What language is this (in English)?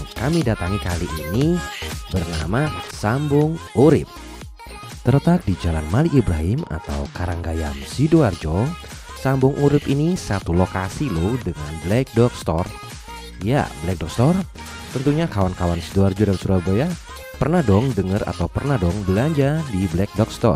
Indonesian